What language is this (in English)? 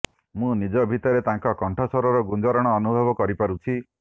Odia